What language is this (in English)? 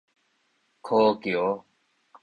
Min Nan Chinese